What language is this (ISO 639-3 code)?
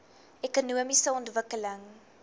afr